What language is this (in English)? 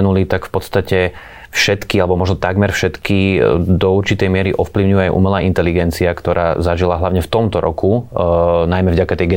Slovak